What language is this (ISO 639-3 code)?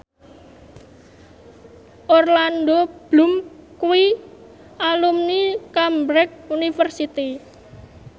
jav